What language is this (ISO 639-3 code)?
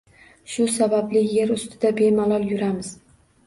uzb